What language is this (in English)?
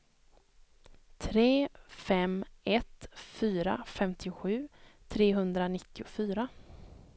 Swedish